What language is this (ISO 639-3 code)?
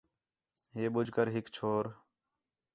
xhe